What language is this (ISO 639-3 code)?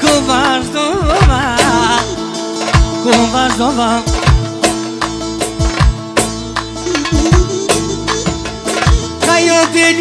bul